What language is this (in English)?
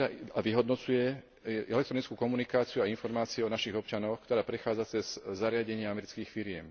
Slovak